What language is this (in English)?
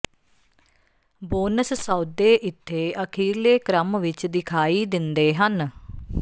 Punjabi